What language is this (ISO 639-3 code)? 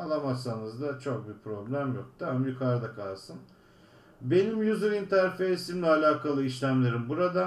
tur